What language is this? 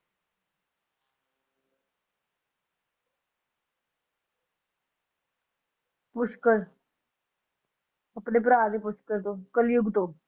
Punjabi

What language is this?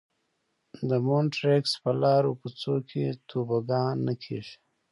Pashto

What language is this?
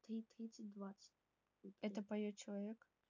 Russian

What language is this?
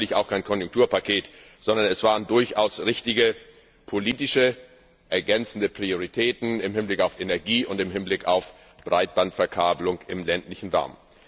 German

